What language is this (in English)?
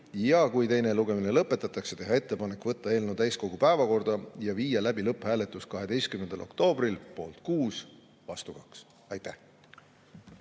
Estonian